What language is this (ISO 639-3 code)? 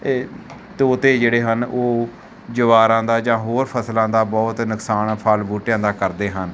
pan